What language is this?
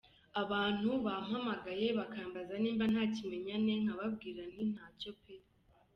Kinyarwanda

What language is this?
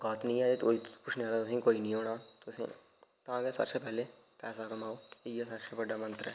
Dogri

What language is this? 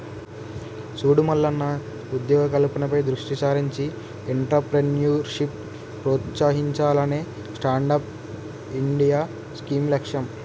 Telugu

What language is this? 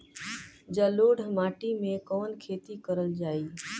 Bhojpuri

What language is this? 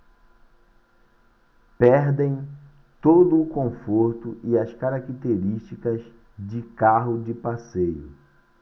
Portuguese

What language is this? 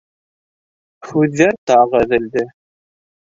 Bashkir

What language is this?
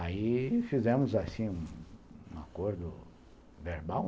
Portuguese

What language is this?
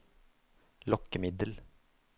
Norwegian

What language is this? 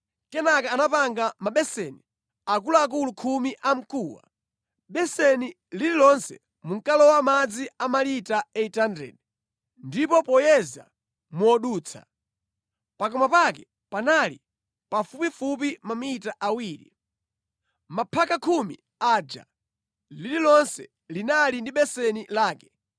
Nyanja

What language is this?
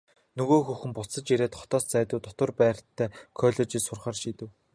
Mongolian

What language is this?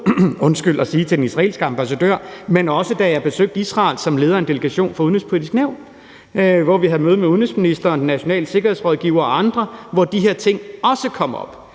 Danish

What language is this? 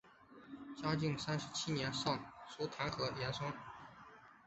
Chinese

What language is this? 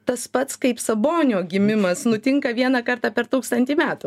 Lithuanian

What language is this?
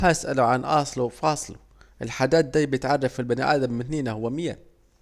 Saidi Arabic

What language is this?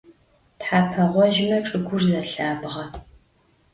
Adyghe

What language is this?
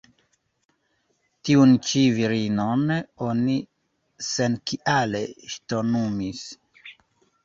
Esperanto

